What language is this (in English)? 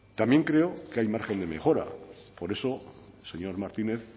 Spanish